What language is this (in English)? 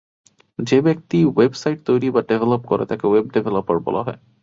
Bangla